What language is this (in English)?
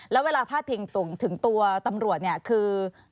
Thai